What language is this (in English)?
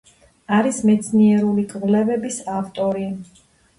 Georgian